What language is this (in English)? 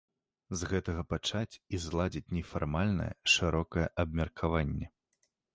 Belarusian